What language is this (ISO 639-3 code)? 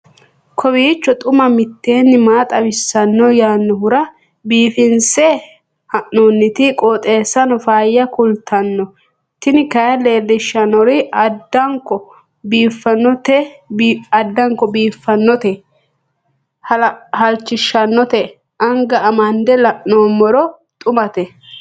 sid